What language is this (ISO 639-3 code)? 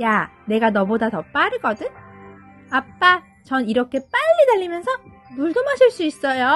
kor